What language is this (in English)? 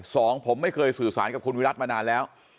Thai